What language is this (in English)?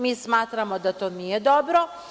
Serbian